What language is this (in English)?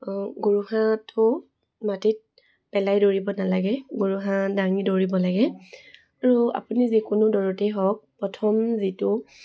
Assamese